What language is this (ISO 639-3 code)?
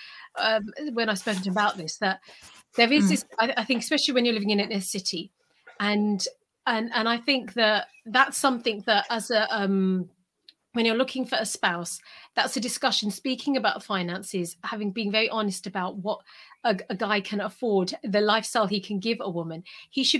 eng